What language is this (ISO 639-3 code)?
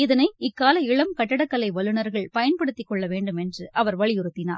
tam